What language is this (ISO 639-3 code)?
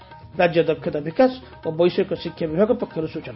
ori